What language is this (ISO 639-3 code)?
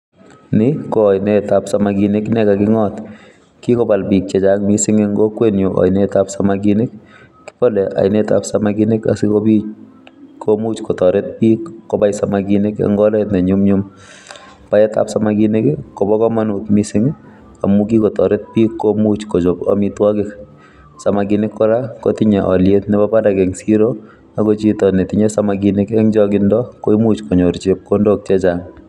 kln